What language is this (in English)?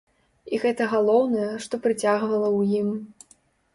Belarusian